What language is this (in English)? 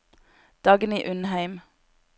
Norwegian